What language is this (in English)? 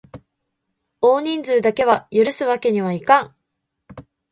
Japanese